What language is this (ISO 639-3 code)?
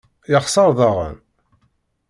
kab